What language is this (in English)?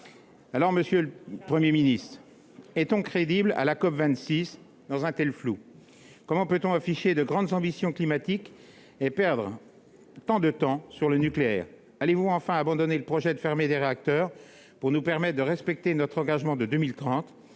French